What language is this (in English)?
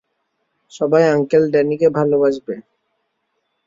Bangla